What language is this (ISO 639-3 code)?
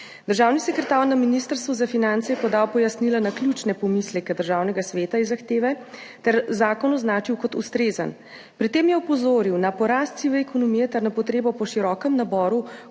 slv